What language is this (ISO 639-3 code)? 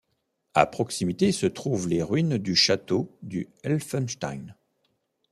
fra